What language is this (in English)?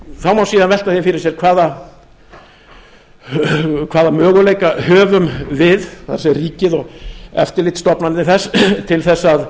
Icelandic